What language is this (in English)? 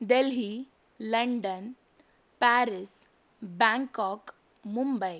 Kannada